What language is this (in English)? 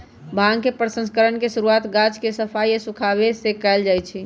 Magahi